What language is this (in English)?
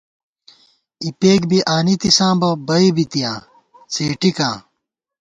Gawar-Bati